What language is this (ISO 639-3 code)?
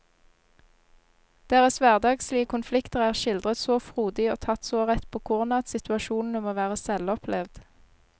nor